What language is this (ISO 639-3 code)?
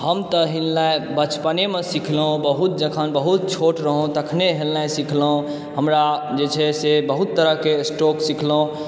mai